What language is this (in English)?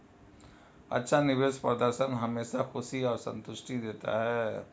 Hindi